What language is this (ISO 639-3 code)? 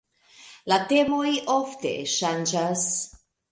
epo